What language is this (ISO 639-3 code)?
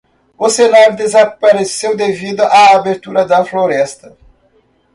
por